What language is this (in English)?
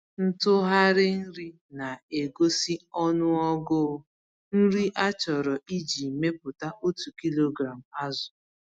Igbo